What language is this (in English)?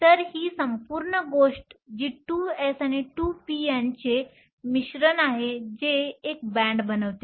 Marathi